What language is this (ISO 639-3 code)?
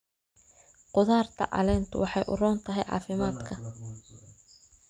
som